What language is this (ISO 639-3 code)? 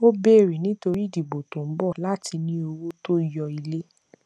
yor